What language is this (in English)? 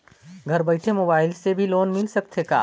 Chhattisgarhi